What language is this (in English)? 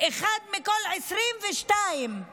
Hebrew